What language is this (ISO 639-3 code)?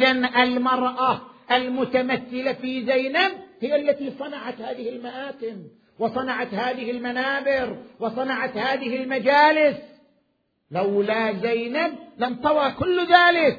ara